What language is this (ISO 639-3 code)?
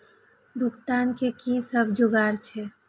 mai